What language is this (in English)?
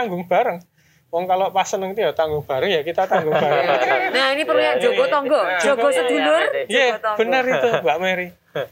Indonesian